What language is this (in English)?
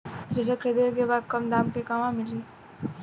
Bhojpuri